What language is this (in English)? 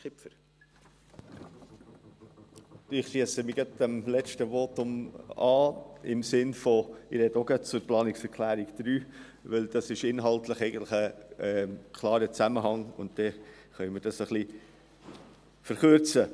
Swiss German